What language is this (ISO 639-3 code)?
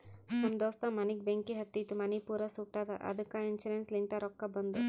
kan